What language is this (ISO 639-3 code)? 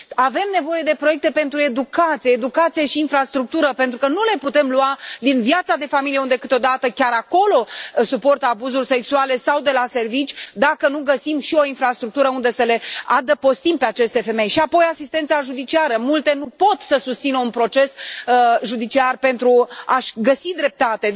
ron